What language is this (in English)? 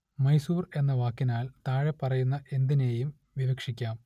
Malayalam